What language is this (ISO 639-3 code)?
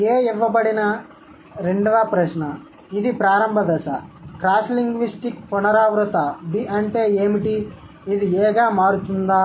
tel